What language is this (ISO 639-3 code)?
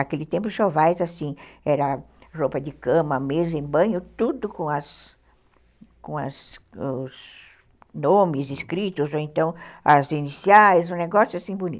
por